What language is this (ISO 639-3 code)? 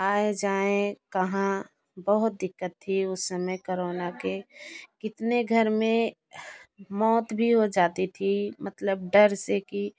hin